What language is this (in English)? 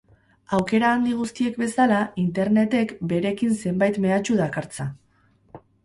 Basque